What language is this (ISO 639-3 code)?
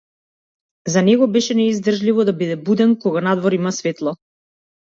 mkd